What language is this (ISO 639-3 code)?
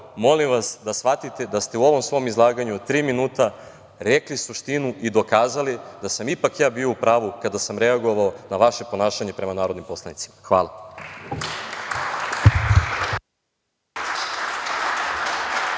srp